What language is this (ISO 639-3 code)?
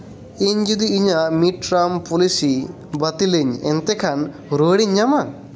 sat